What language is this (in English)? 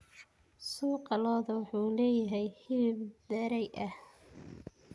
Somali